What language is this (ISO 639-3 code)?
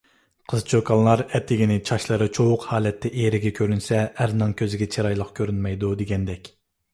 uig